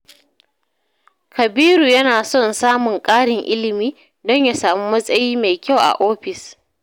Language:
Hausa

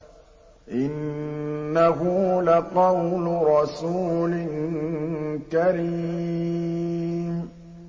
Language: Arabic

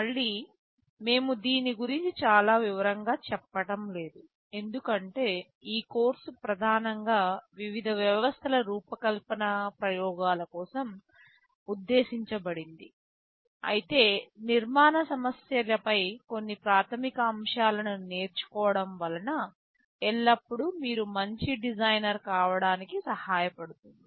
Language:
Telugu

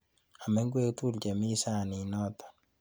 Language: Kalenjin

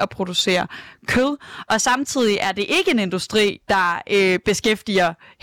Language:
Danish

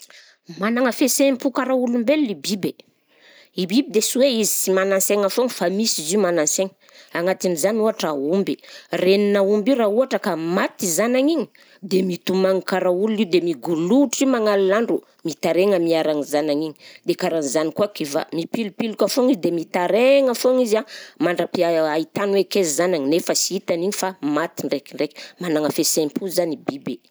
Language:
Southern Betsimisaraka Malagasy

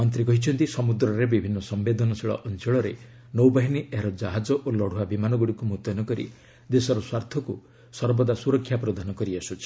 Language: Odia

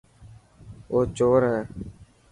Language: Dhatki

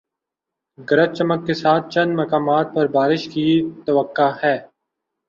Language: Urdu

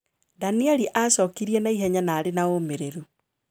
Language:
Kikuyu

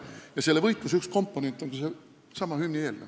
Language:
Estonian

